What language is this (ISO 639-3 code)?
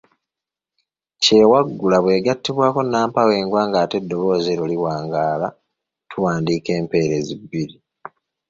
lug